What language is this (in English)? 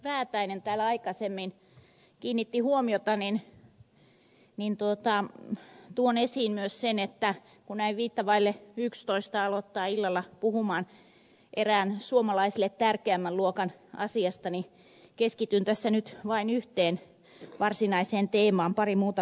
Finnish